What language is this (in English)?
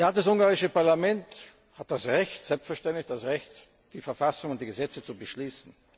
German